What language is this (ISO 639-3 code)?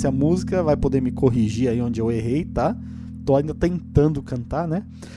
por